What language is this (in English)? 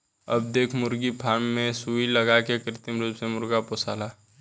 Bhojpuri